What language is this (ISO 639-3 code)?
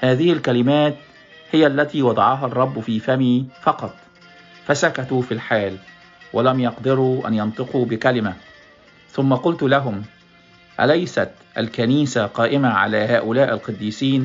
ara